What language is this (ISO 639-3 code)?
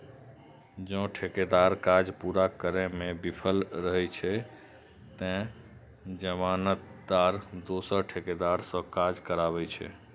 mai